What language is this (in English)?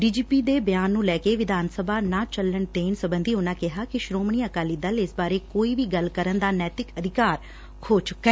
Punjabi